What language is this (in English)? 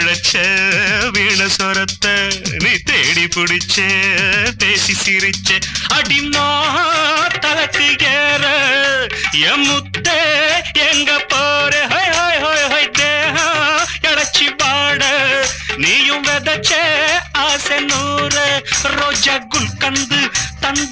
Romanian